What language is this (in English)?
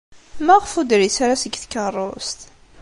Kabyle